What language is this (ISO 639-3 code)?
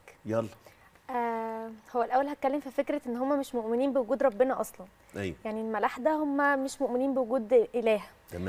ara